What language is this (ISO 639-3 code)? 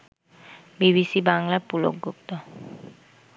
ben